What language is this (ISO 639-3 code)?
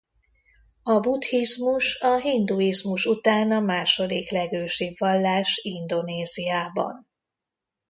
hun